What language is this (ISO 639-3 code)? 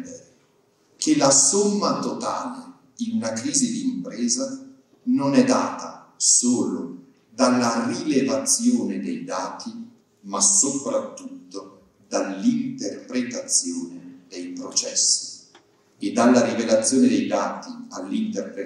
ita